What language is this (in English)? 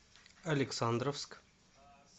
Russian